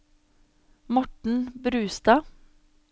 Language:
Norwegian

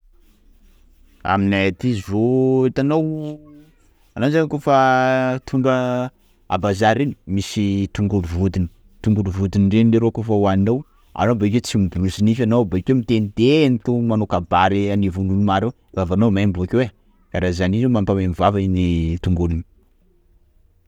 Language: Sakalava Malagasy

